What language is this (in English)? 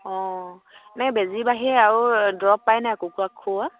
Assamese